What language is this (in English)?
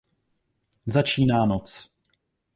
Czech